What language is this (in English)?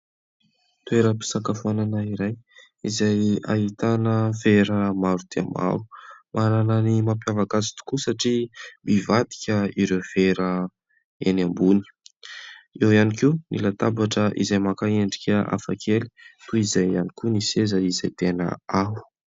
Malagasy